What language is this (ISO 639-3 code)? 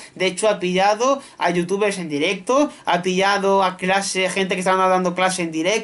spa